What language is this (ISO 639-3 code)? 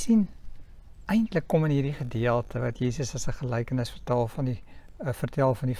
nld